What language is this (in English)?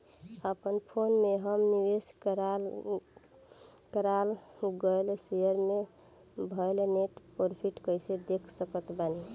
Bhojpuri